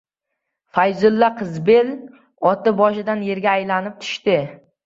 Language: Uzbek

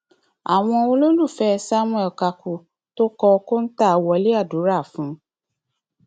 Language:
Yoruba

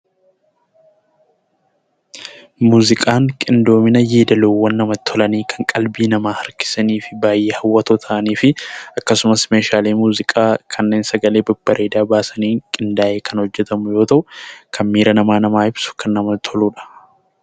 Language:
Oromo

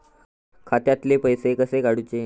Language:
Marathi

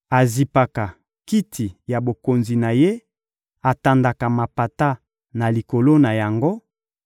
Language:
Lingala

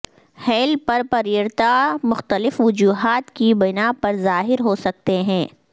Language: Urdu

